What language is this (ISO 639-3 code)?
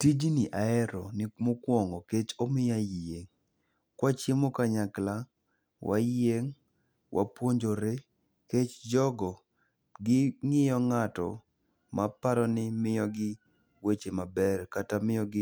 luo